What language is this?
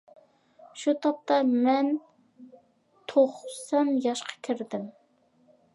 Uyghur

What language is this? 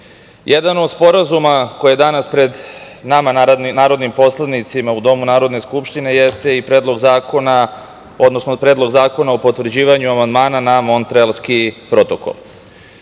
Serbian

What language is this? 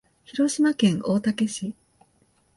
Japanese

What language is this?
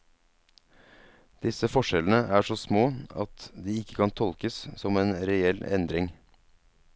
Norwegian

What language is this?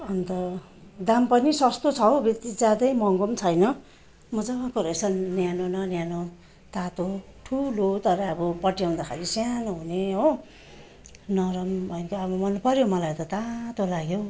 Nepali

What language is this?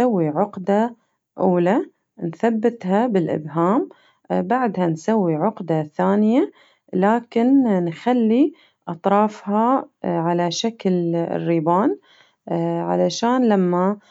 Najdi Arabic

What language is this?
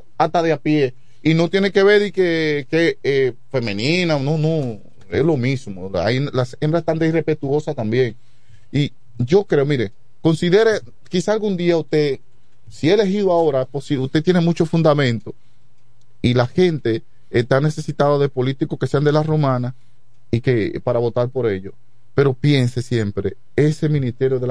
Spanish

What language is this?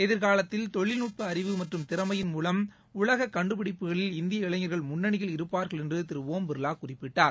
Tamil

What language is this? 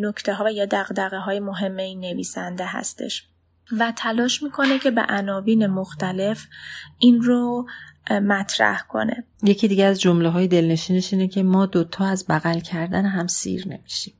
Persian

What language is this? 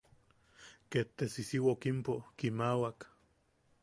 Yaqui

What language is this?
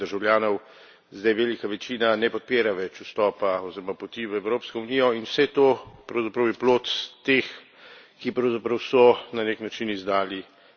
Slovenian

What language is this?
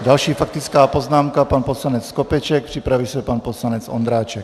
Czech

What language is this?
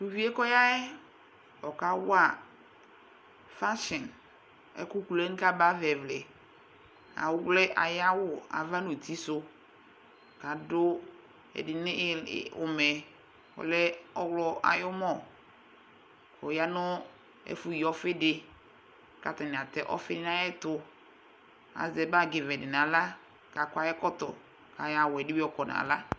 Ikposo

